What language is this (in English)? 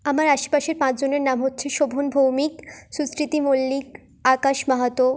Bangla